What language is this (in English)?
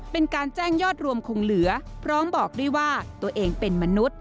Thai